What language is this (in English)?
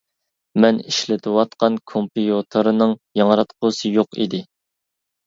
Uyghur